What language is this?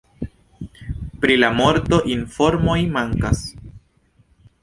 Esperanto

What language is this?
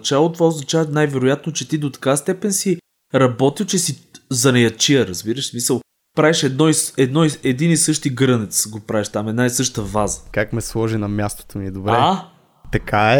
Bulgarian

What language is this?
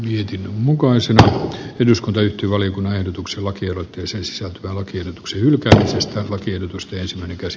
Finnish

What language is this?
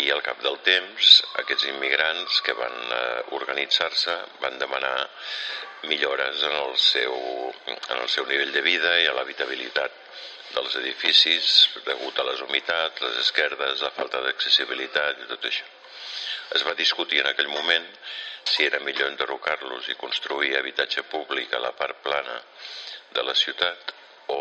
Spanish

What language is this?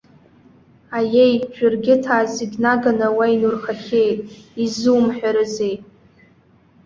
Abkhazian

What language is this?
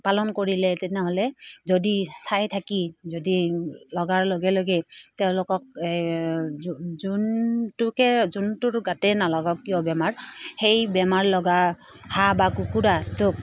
Assamese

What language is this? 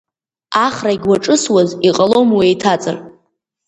Abkhazian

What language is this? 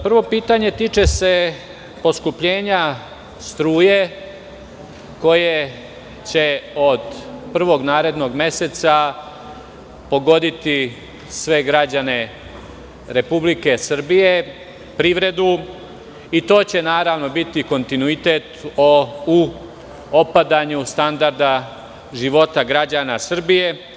Serbian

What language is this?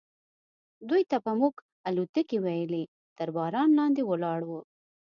Pashto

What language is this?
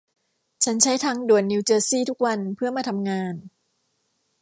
Thai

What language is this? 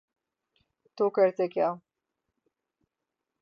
Urdu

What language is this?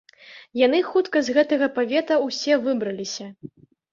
Belarusian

